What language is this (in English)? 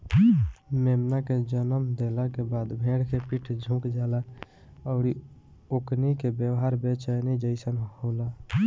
Bhojpuri